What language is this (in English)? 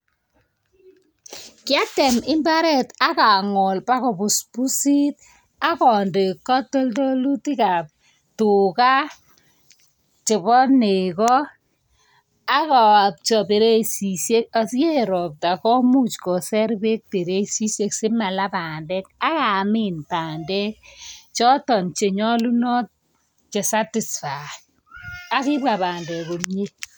Kalenjin